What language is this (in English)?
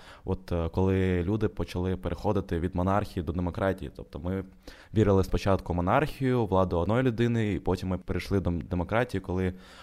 Ukrainian